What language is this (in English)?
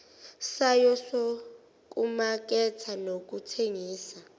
Zulu